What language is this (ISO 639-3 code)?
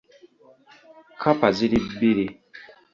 lug